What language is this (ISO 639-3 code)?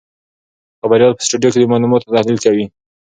pus